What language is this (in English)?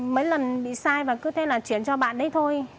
Vietnamese